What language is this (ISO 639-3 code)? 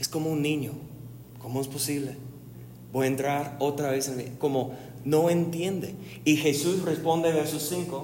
spa